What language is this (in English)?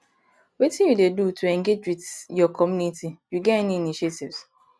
Nigerian Pidgin